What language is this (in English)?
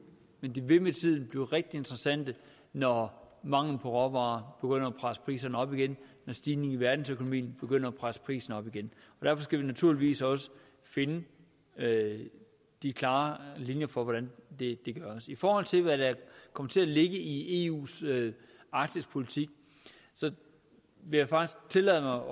Danish